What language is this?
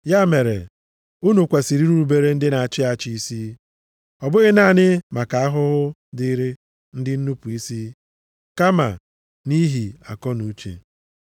Igbo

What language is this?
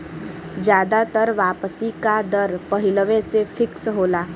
Bhojpuri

